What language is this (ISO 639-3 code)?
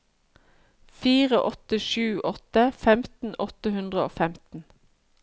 nor